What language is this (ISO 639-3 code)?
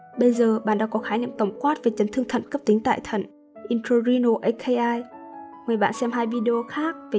vie